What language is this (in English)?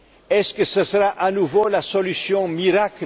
French